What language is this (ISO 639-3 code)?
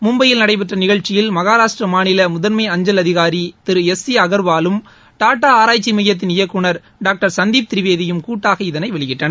tam